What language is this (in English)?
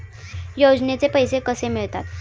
Marathi